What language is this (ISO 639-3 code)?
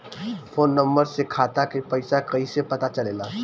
bho